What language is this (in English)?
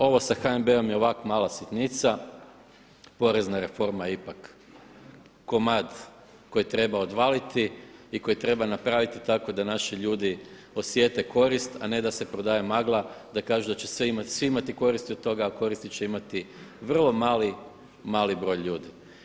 Croatian